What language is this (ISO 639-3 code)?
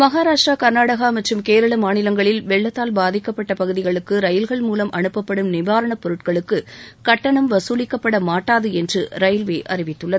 tam